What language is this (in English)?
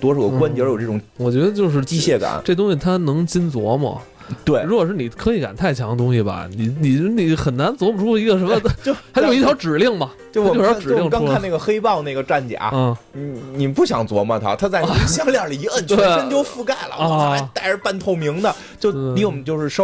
Chinese